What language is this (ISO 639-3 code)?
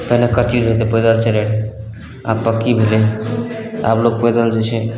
mai